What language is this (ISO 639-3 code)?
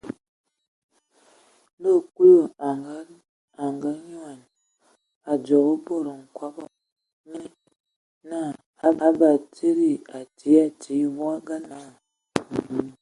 ewo